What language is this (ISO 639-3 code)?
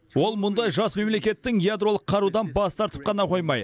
kaz